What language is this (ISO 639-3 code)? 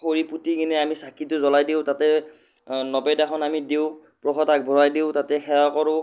asm